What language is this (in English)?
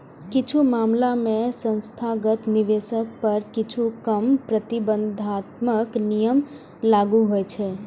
Maithili